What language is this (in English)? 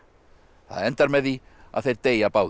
Icelandic